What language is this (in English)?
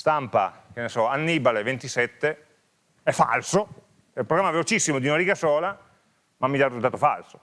Italian